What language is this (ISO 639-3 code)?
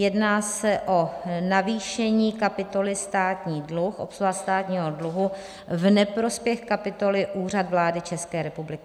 ces